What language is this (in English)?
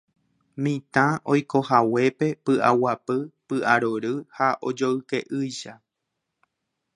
Guarani